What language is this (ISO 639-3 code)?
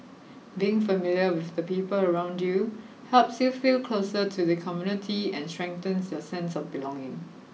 eng